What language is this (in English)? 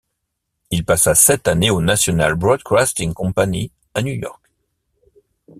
French